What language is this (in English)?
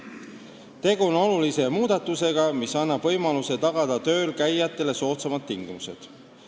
Estonian